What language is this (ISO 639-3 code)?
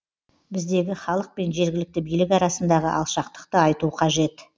kaz